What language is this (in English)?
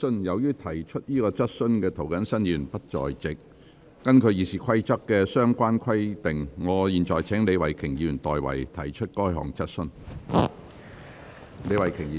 Cantonese